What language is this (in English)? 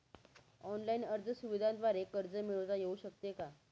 Marathi